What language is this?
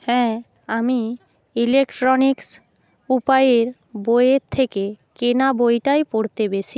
Bangla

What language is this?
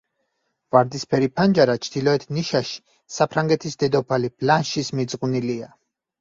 Georgian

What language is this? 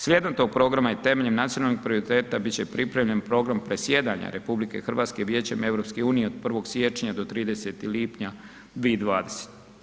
Croatian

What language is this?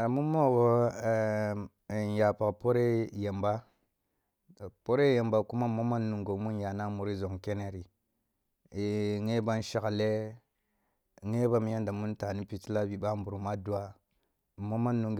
Kulung (Nigeria)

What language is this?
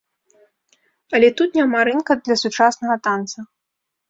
Belarusian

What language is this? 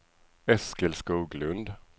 Swedish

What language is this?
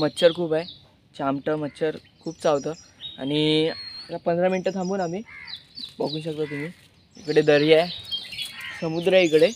Hindi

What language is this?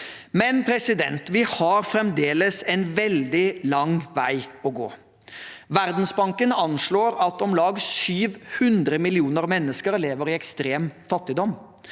Norwegian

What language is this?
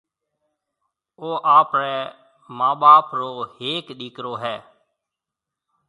Marwari (Pakistan)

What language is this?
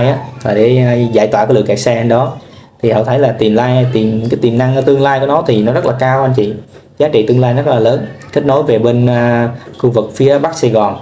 Vietnamese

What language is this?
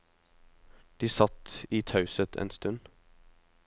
Norwegian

